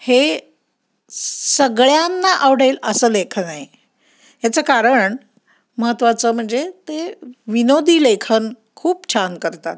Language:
Marathi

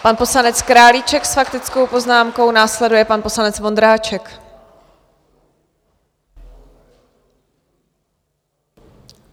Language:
Czech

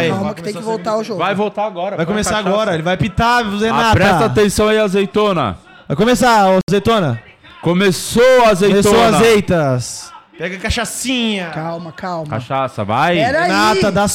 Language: Portuguese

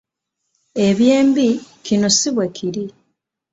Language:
Ganda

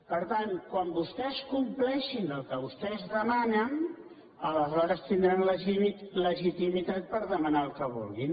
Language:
Catalan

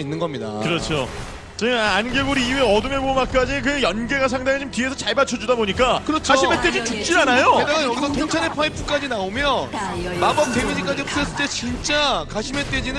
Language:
Korean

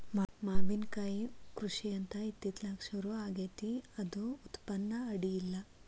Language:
Kannada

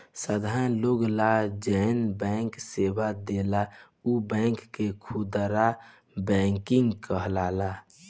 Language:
Bhojpuri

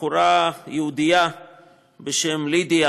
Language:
Hebrew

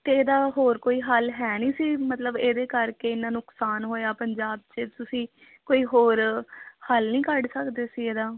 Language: Punjabi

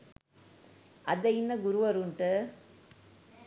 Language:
Sinhala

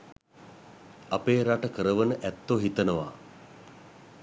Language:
Sinhala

